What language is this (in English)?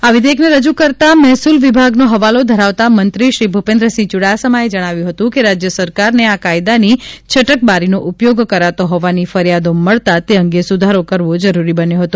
Gujarati